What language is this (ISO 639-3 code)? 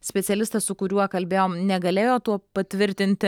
lit